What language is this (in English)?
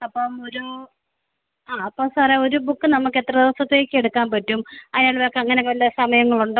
Malayalam